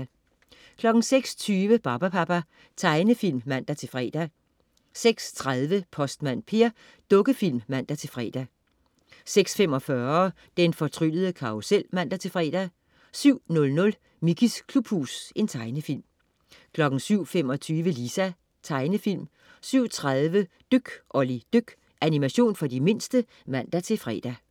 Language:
Danish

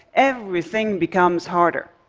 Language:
English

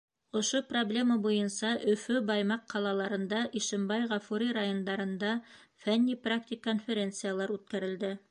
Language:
Bashkir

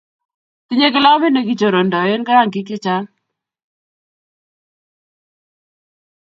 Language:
Kalenjin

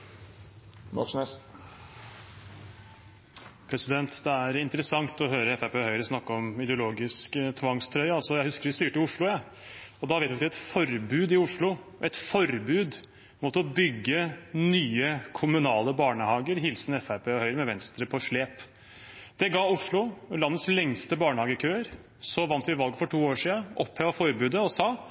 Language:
Norwegian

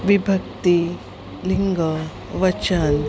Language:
Sanskrit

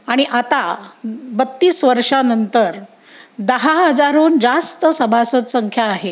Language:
Marathi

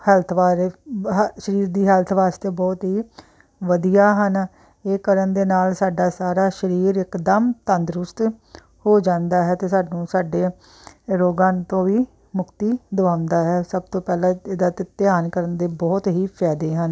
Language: Punjabi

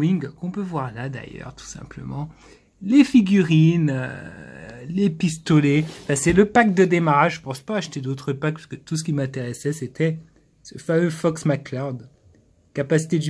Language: French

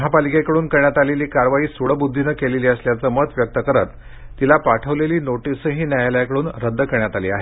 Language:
Marathi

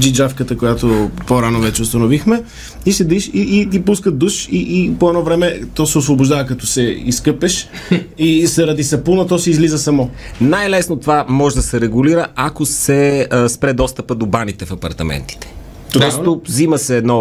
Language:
Bulgarian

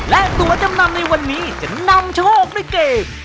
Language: Thai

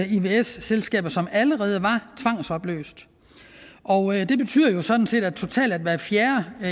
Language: Danish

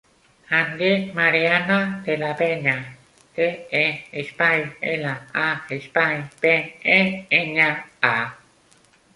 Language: Catalan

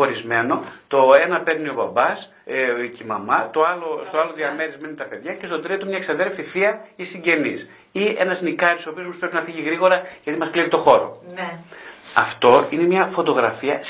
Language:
Greek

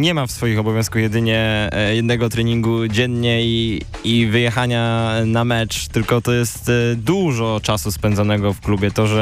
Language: Polish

